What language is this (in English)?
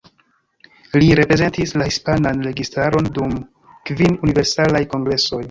Esperanto